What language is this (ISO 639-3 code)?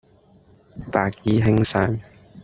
yue